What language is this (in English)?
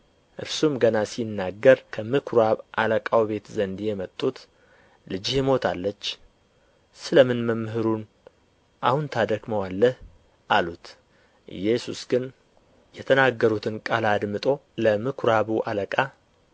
Amharic